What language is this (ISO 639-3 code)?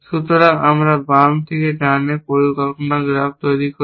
ben